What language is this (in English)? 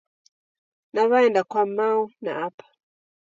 Taita